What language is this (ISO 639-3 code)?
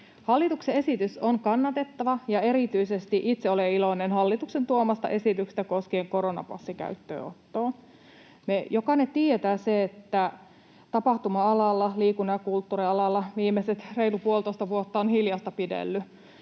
fin